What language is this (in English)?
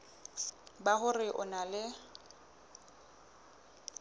Southern Sotho